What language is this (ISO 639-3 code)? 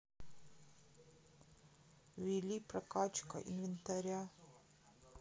rus